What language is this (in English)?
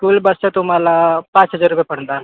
Marathi